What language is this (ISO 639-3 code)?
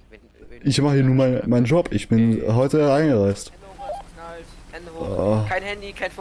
deu